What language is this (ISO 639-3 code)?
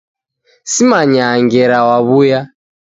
dav